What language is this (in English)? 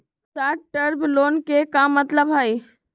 Magahi